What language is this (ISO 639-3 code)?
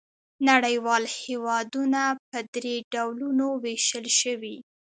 pus